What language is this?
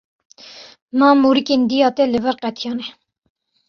Kurdish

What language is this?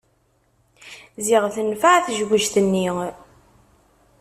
Kabyle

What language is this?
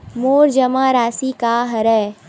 Chhattisgarhi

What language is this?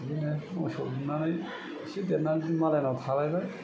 Bodo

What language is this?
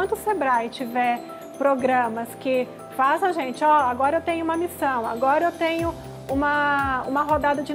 Portuguese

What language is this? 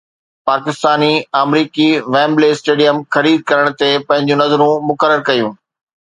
Sindhi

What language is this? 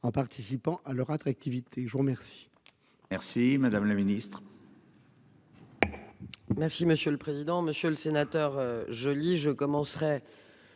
French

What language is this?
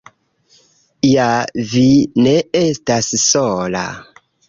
Esperanto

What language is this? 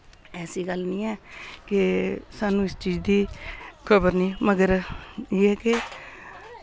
Dogri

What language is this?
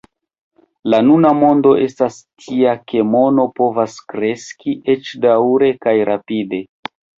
Esperanto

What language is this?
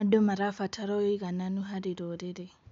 Kikuyu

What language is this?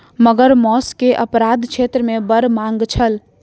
Maithili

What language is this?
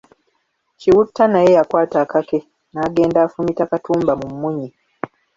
Ganda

